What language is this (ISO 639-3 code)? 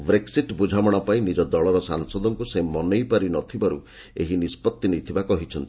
ori